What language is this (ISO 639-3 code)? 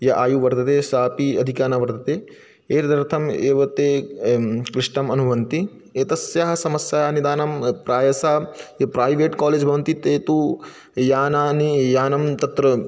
san